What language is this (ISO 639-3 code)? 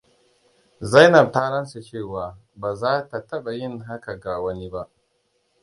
hau